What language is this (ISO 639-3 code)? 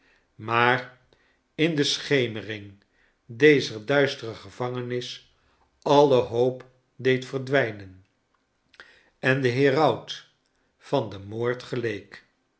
nld